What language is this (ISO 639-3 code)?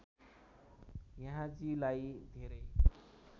nep